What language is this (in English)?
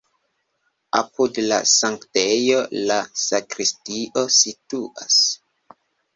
Esperanto